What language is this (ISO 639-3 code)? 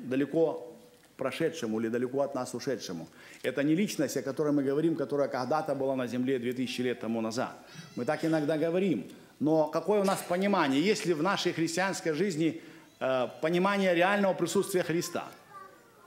rus